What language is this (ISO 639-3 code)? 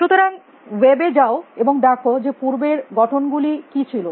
ben